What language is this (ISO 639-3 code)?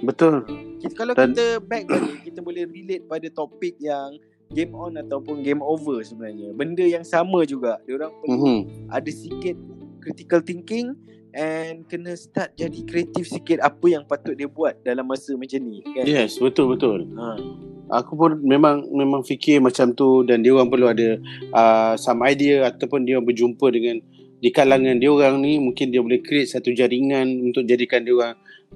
msa